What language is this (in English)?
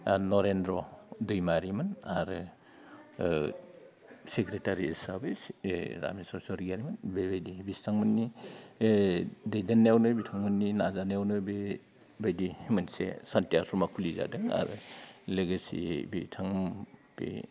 Bodo